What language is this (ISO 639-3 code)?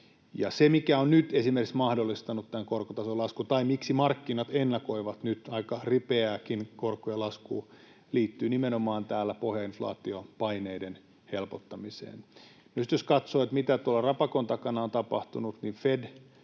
fin